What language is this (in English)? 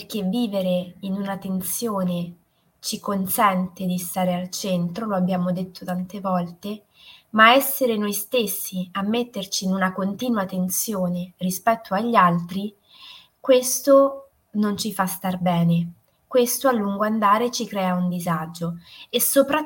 Italian